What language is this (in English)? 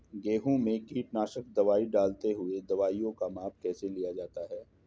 Hindi